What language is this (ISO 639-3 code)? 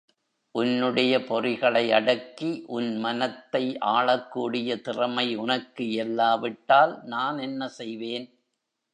tam